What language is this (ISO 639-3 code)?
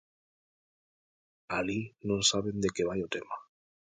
glg